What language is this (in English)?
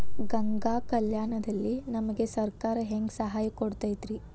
Kannada